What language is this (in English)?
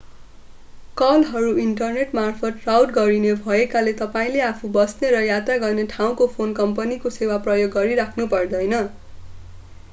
Nepali